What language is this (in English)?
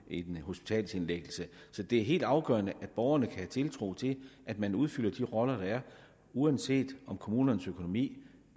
Danish